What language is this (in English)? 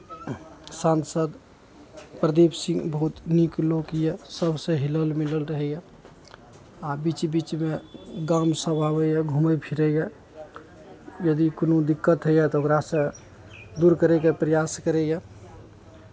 Maithili